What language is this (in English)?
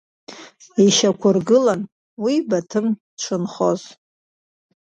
Abkhazian